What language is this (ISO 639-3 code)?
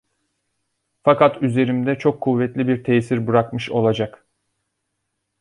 tur